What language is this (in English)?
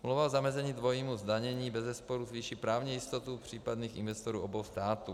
Czech